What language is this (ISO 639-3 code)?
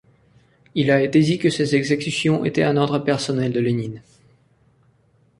fra